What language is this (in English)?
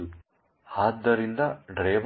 Kannada